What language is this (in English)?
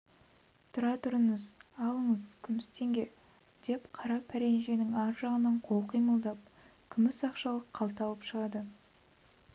Kazakh